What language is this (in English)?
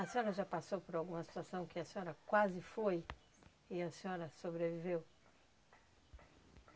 Portuguese